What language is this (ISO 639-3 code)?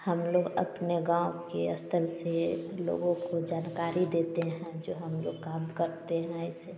hin